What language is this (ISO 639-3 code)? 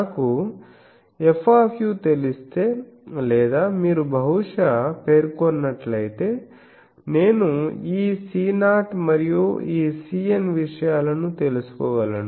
tel